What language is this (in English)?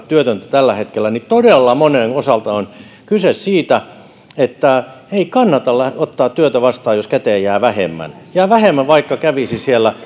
Finnish